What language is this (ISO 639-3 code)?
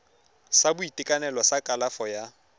tsn